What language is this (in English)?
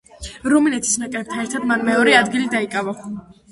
Georgian